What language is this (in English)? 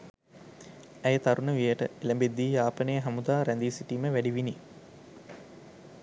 Sinhala